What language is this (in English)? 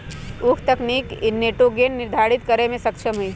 Magahi